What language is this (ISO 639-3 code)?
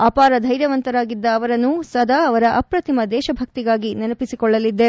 kan